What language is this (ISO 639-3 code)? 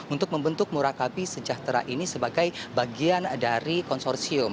ind